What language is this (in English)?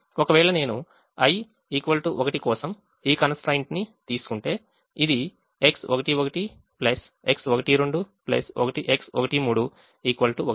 Telugu